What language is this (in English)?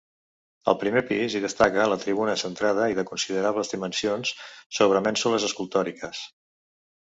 Catalan